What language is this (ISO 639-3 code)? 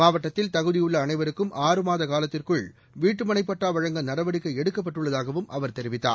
tam